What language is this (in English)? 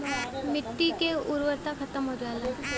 Bhojpuri